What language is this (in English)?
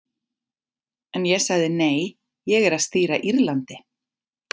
Icelandic